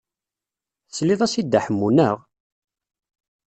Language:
Kabyle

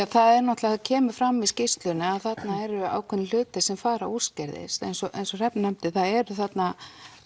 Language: Icelandic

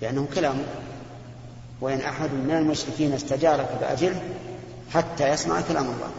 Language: Arabic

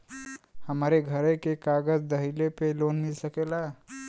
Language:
Bhojpuri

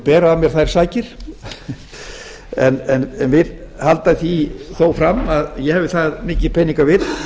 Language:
Icelandic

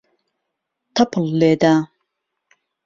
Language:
Central Kurdish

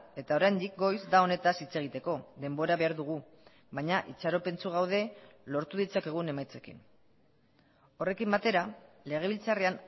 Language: Basque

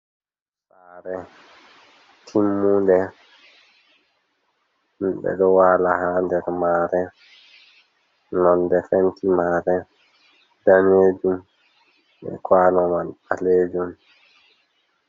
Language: Fula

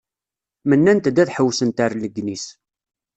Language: Kabyle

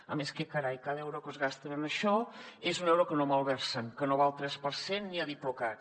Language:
Catalan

